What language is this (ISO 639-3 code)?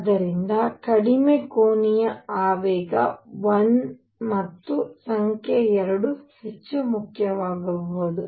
kan